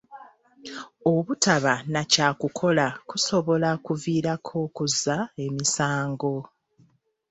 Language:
Ganda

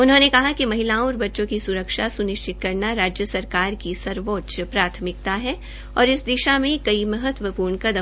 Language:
Hindi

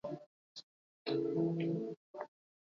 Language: Latvian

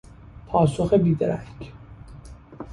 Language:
Persian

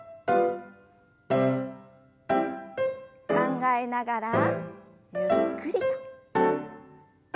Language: Japanese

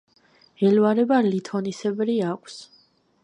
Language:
Georgian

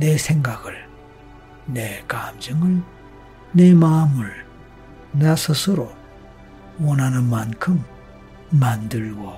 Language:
Korean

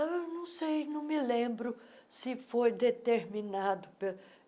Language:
Portuguese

